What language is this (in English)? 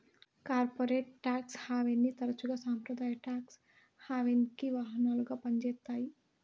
Telugu